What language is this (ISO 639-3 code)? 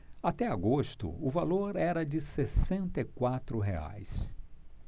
por